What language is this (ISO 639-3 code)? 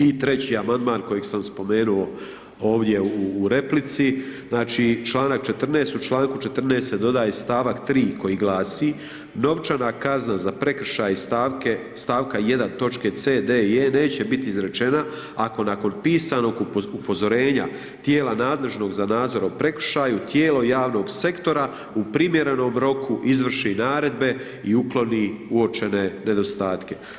hrv